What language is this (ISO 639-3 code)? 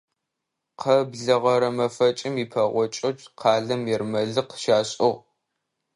ady